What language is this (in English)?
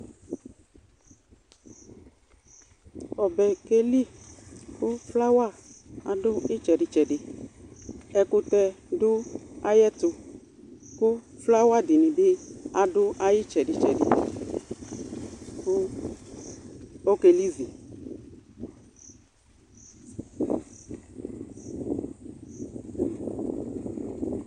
Ikposo